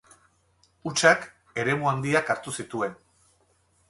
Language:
Basque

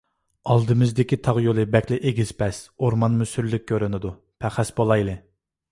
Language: Uyghur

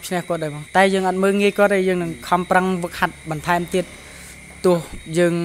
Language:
Thai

